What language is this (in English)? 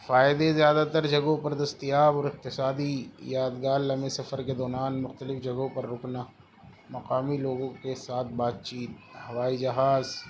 Urdu